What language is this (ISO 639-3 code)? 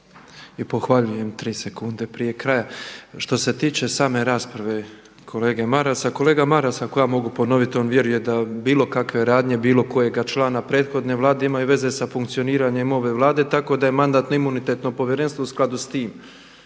hrv